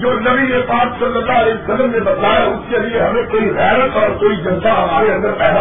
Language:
Urdu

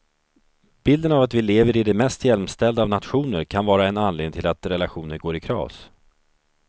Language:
Swedish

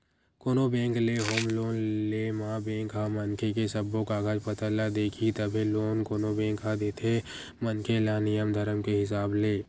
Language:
Chhattisgarhi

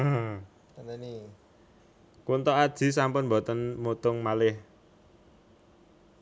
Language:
Javanese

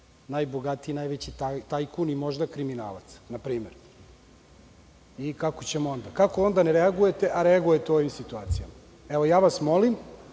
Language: Serbian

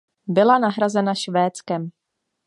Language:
Czech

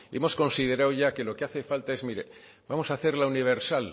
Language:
Spanish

